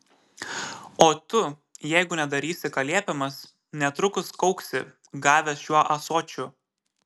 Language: Lithuanian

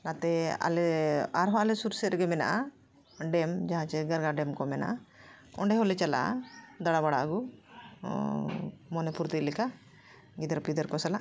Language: Santali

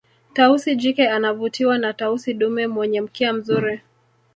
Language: Swahili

